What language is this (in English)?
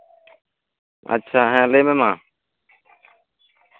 Santali